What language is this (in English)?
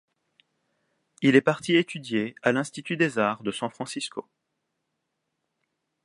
French